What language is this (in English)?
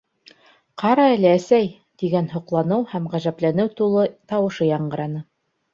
Bashkir